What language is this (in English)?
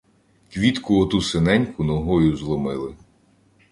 Ukrainian